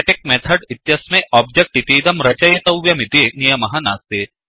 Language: Sanskrit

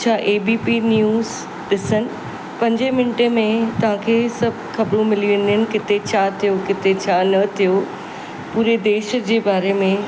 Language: Sindhi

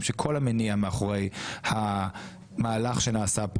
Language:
Hebrew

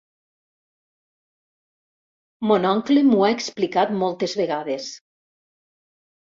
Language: Catalan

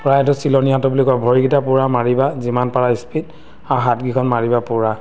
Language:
Assamese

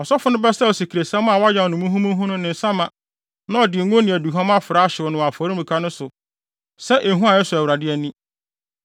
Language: Akan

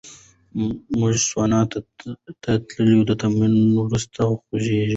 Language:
Pashto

